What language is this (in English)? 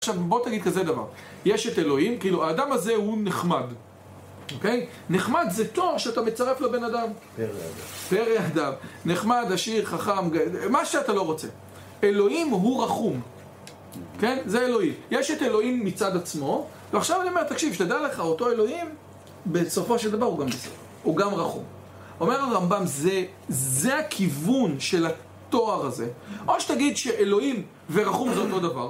Hebrew